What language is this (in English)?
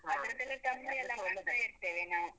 Kannada